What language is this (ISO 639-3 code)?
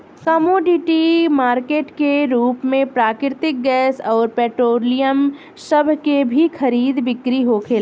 bho